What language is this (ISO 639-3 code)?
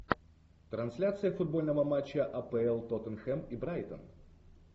rus